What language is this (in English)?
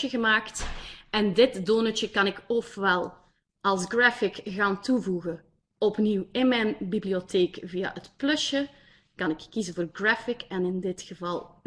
Dutch